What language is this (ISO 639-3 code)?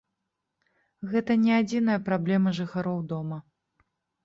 bel